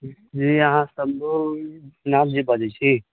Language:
Maithili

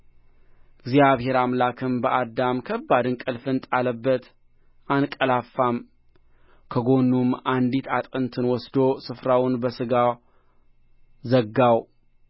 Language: Amharic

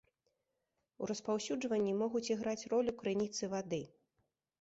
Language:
Belarusian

